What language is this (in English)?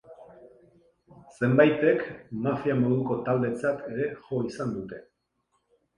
Basque